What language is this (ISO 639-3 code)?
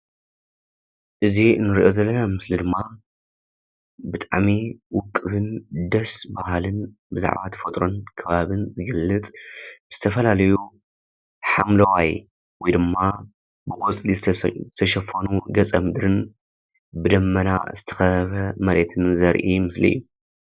tir